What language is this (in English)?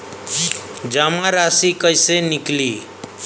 Bhojpuri